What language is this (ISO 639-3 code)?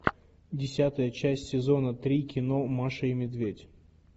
rus